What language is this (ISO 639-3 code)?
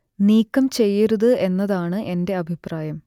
mal